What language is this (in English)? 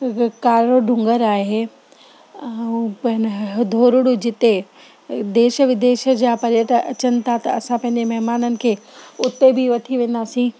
Sindhi